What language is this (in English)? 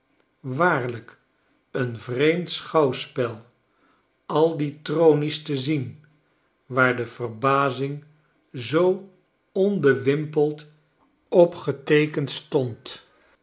Dutch